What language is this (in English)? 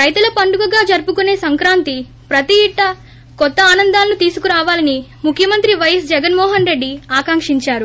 Telugu